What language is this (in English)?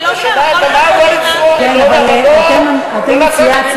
Hebrew